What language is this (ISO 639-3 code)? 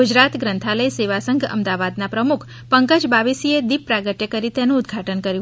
guj